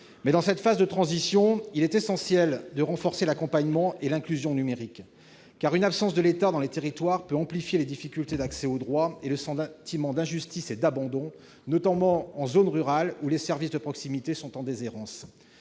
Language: French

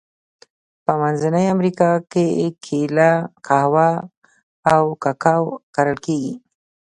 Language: Pashto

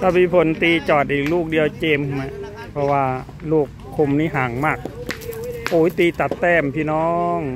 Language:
Thai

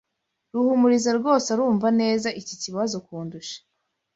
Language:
Kinyarwanda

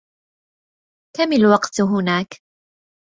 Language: Arabic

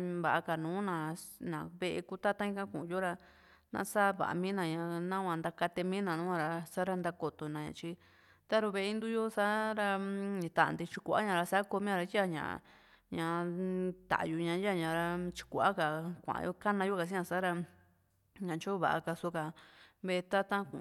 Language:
Juxtlahuaca Mixtec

